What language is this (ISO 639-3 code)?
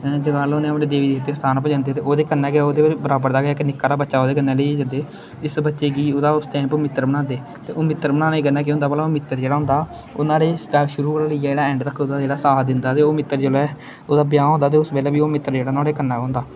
doi